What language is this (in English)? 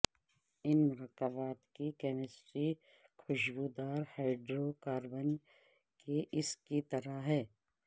Urdu